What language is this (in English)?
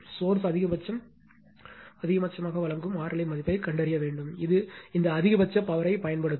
Tamil